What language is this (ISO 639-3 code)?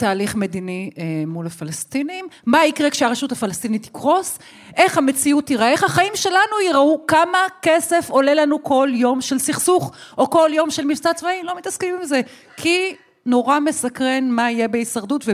heb